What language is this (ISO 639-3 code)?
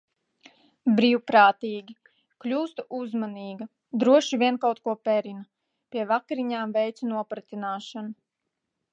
lav